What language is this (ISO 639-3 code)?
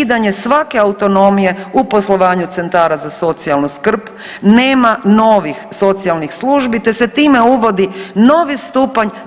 hrv